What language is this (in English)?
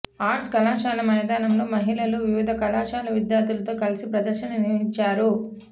Telugu